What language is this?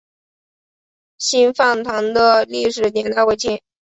Chinese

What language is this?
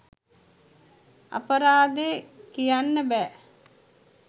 Sinhala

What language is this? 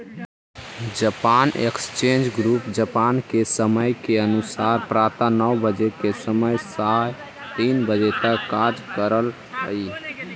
Magahi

